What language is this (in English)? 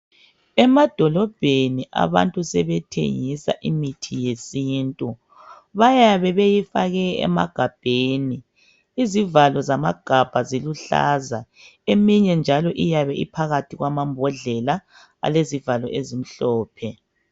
North Ndebele